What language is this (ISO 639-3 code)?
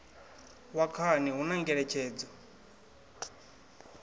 ven